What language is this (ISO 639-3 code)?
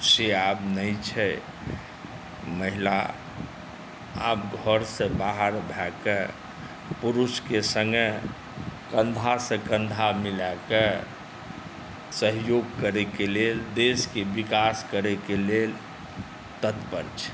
mai